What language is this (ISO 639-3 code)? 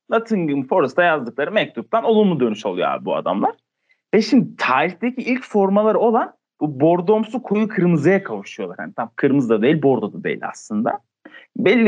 tur